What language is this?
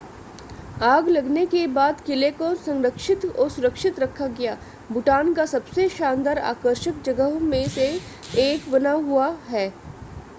Hindi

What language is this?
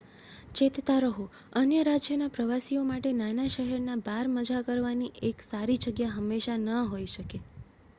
Gujarati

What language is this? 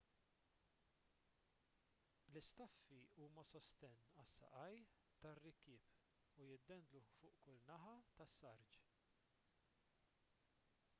Maltese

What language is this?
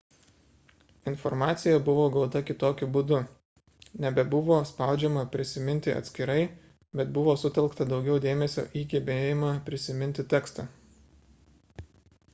Lithuanian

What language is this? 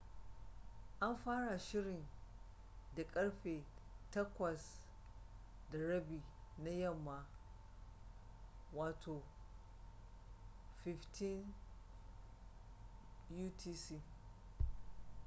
Hausa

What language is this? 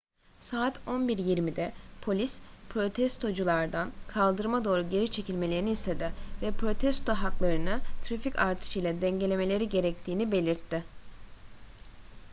Turkish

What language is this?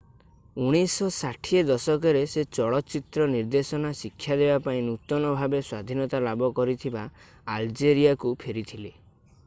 Odia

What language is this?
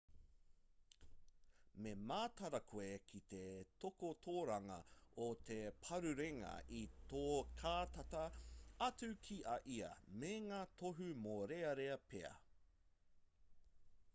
Māori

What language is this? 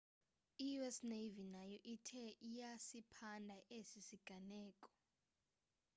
Xhosa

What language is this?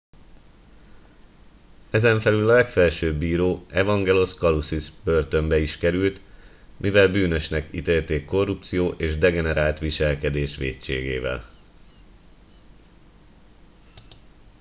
Hungarian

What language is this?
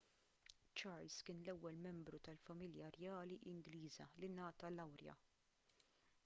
Maltese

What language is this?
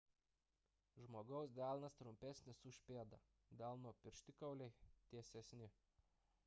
Lithuanian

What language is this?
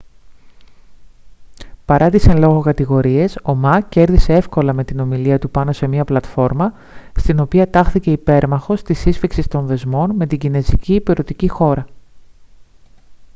Greek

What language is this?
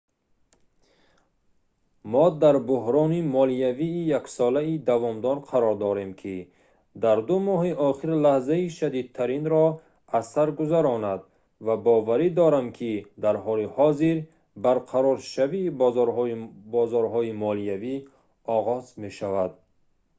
Tajik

